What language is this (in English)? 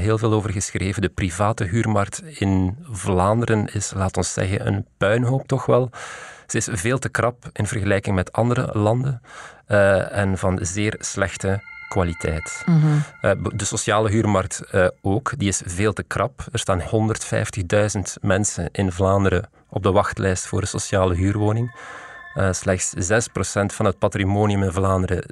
Dutch